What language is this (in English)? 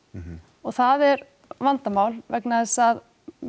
Icelandic